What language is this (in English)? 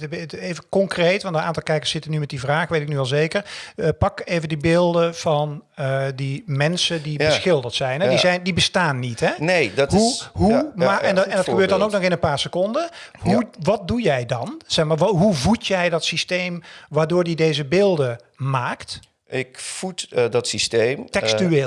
Dutch